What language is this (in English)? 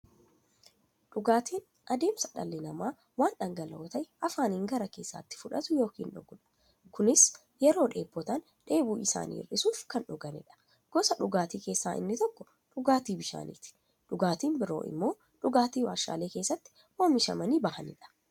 Oromo